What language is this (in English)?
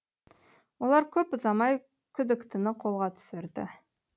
Kazakh